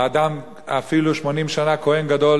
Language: Hebrew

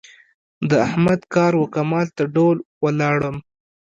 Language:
Pashto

